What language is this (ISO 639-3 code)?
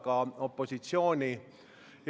est